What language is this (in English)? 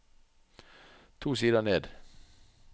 Norwegian